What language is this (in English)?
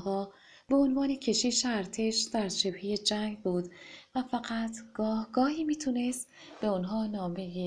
Persian